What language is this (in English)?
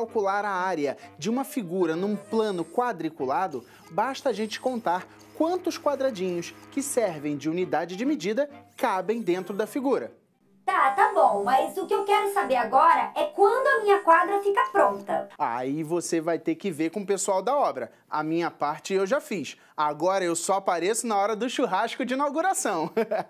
Portuguese